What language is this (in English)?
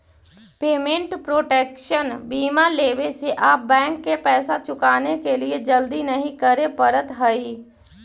Magahi